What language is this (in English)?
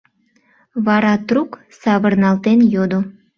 Mari